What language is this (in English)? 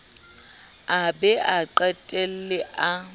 Southern Sotho